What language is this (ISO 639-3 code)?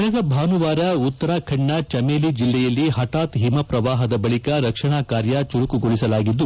kan